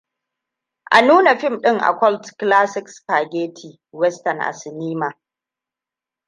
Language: Hausa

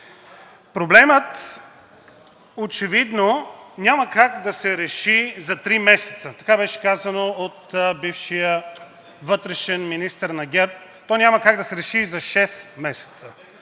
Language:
Bulgarian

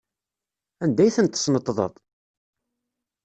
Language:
Kabyle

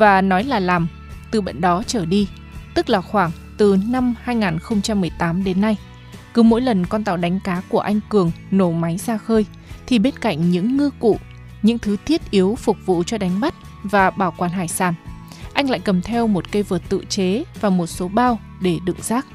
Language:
Vietnamese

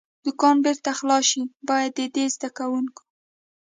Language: Pashto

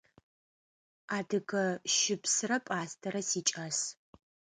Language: Adyghe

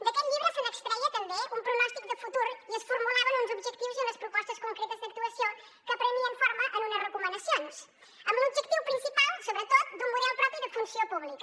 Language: Catalan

